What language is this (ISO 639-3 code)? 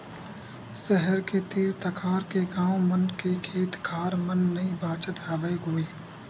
hne